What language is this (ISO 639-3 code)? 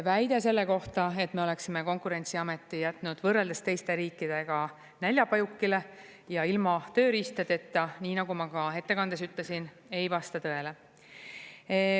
est